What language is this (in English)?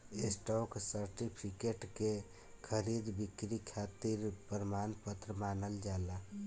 Bhojpuri